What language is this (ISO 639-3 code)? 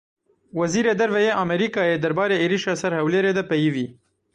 kur